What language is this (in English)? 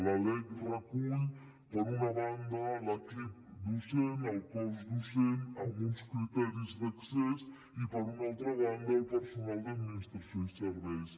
Catalan